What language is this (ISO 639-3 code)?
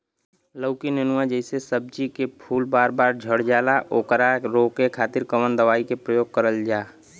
bho